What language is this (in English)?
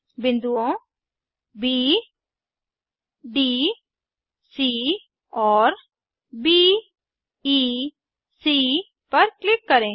Hindi